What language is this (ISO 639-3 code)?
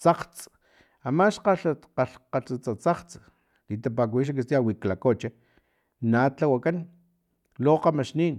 tlp